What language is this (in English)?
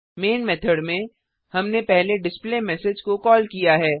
Hindi